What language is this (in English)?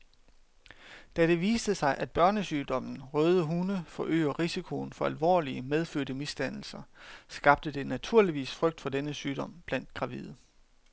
Danish